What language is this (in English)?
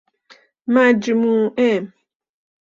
Persian